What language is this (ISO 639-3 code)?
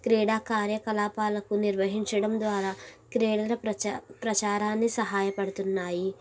tel